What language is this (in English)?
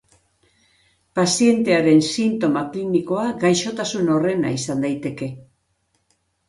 Basque